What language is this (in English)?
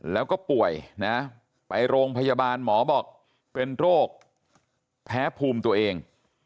Thai